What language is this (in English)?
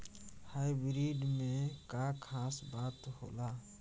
Bhojpuri